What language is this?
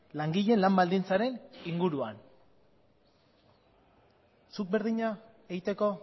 Basque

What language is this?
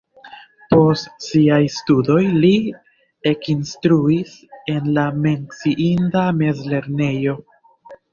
Esperanto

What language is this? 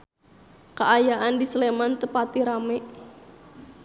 Sundanese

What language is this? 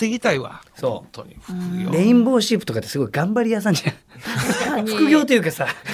Japanese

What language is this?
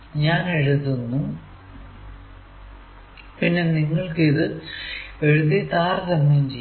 Malayalam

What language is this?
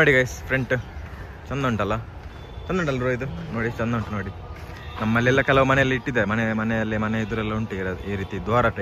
Kannada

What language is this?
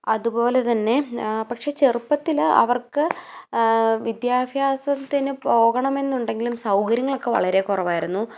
Malayalam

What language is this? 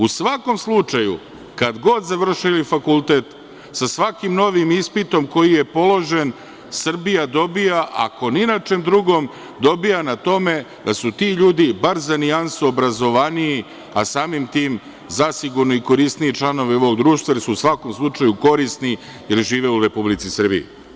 Serbian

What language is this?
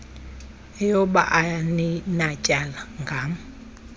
Xhosa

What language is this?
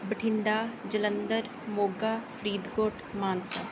Punjabi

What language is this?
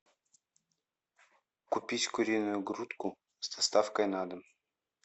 Russian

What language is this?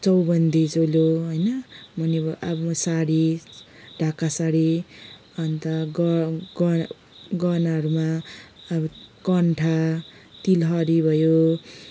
Nepali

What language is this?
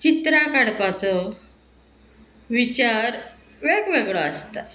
Konkani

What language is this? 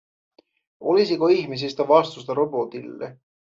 Finnish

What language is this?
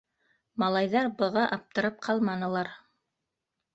Bashkir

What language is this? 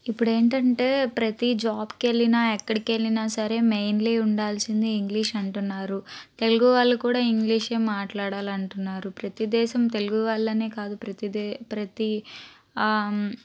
Telugu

